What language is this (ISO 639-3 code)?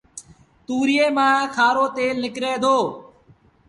sbn